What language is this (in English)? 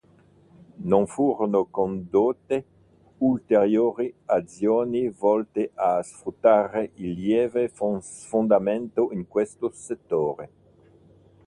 Italian